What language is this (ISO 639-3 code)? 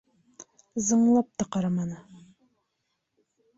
bak